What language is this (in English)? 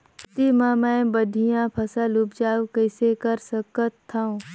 Chhattisgarhi